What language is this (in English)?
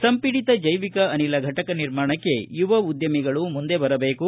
Kannada